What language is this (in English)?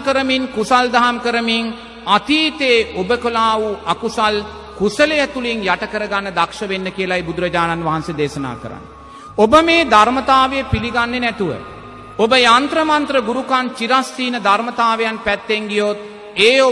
Sinhala